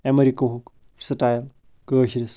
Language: Kashmiri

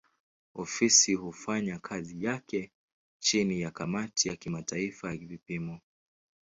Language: Swahili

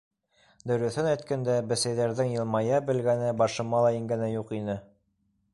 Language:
Bashkir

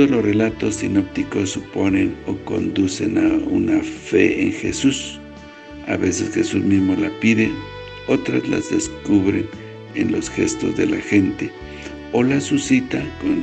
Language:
Spanish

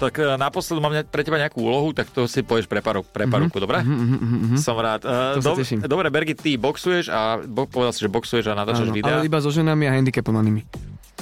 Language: Slovak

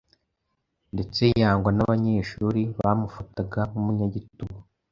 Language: Kinyarwanda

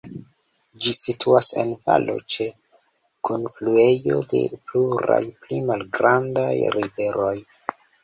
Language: Esperanto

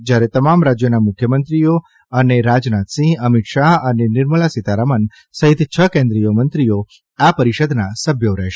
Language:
Gujarati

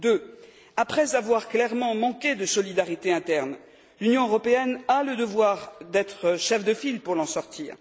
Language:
French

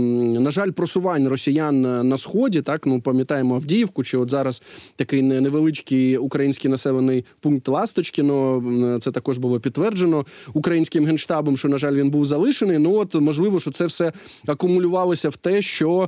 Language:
Ukrainian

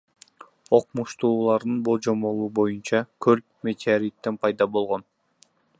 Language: Kyrgyz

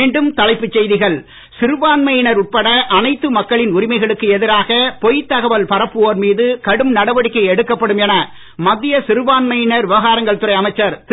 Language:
Tamil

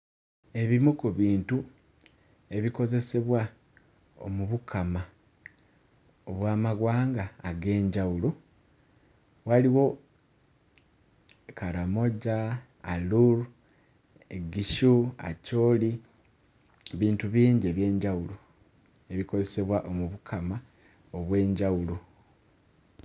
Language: Ganda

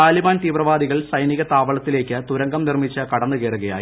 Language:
Malayalam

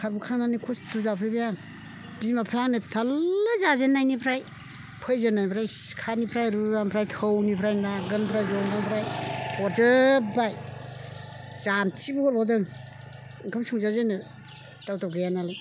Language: Bodo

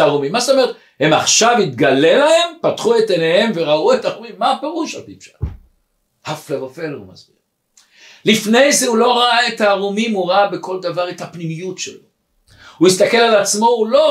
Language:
Hebrew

